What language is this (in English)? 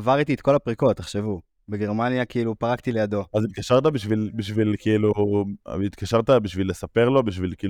Hebrew